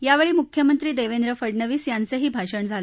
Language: Marathi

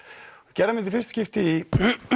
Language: Icelandic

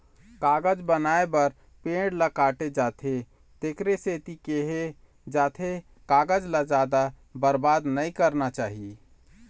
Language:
Chhattisgarhi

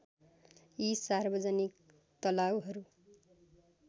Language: Nepali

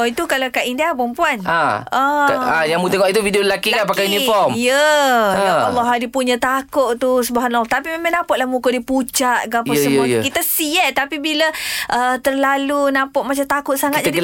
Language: Malay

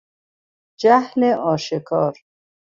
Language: Persian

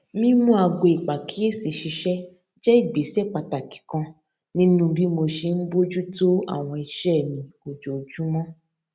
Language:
Yoruba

